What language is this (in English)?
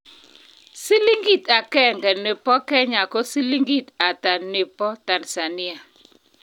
Kalenjin